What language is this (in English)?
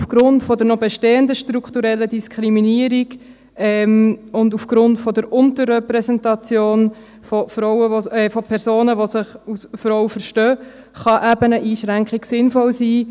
Swiss German